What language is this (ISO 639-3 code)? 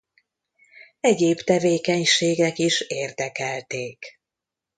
hun